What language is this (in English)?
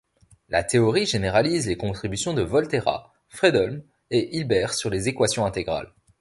French